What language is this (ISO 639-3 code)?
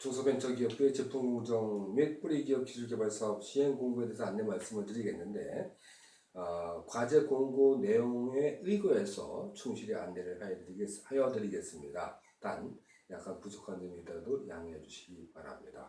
kor